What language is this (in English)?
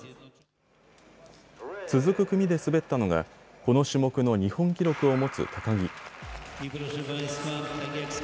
Japanese